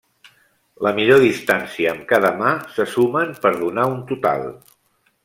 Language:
Catalan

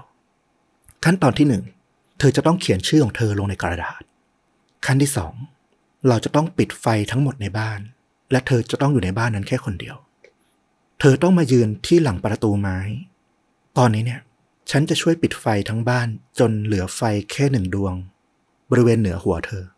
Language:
Thai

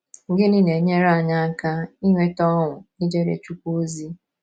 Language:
Igbo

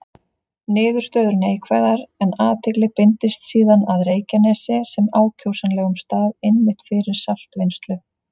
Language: Icelandic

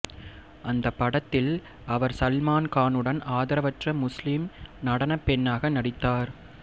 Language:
Tamil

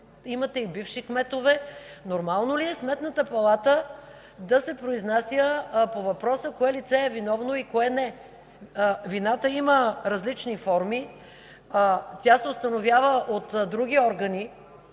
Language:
Bulgarian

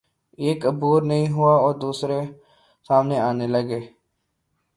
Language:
Urdu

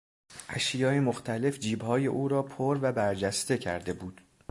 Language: Persian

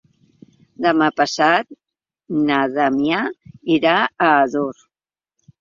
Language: Catalan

